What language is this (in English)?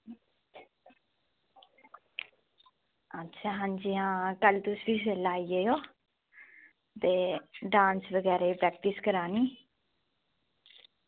Dogri